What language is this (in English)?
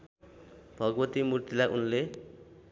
Nepali